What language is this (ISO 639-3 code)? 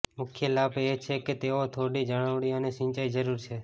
guj